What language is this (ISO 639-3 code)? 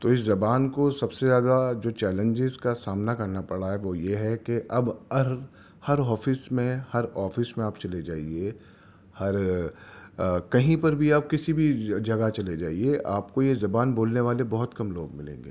urd